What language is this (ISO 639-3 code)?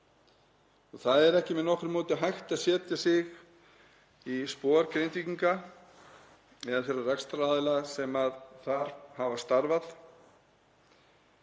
isl